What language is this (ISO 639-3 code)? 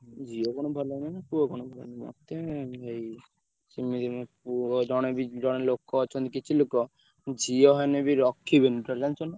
ori